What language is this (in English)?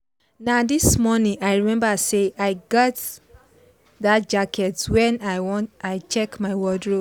Nigerian Pidgin